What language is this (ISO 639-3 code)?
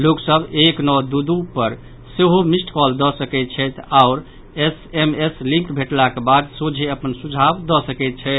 mai